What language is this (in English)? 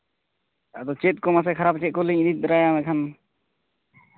Santali